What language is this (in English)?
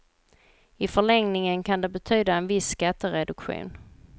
Swedish